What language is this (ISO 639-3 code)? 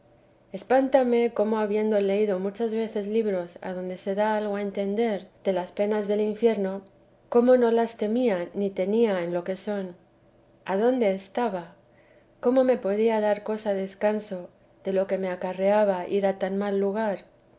spa